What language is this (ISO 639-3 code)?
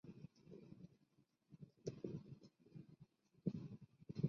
zho